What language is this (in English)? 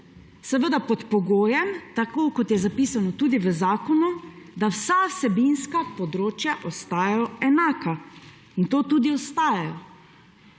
Slovenian